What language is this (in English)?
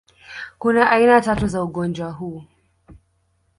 Swahili